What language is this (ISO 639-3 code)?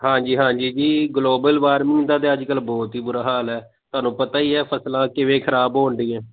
pan